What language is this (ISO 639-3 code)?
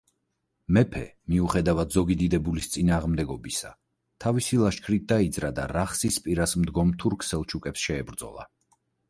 kat